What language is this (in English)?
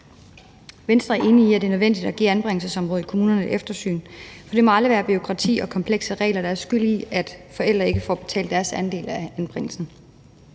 Danish